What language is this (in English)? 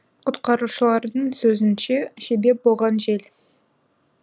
Kazakh